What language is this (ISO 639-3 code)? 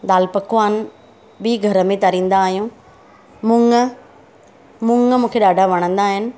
snd